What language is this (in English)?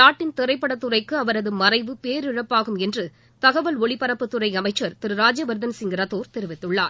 Tamil